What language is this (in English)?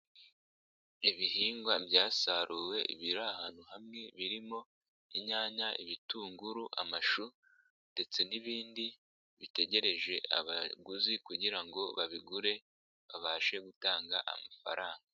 Kinyarwanda